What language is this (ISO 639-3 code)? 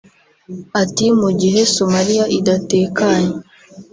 kin